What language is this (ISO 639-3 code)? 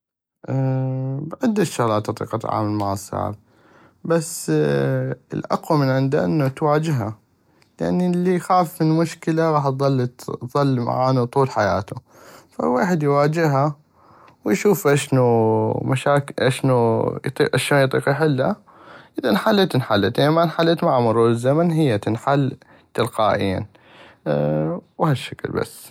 ayp